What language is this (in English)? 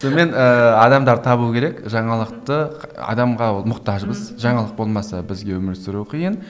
Kazakh